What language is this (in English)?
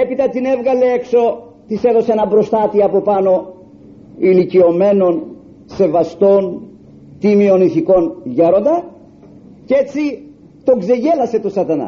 Greek